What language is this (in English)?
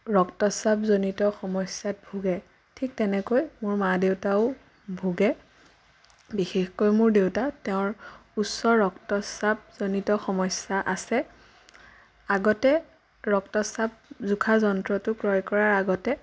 Assamese